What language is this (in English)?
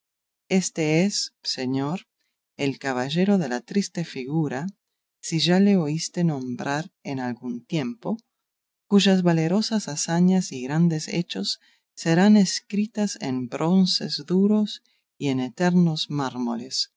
Spanish